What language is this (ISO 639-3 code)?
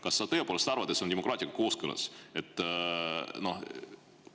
est